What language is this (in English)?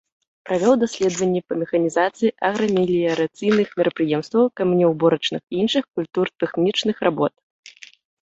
Belarusian